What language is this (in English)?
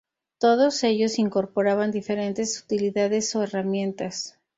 Spanish